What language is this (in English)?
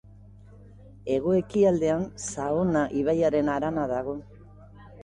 Basque